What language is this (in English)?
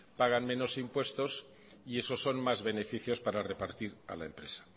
Spanish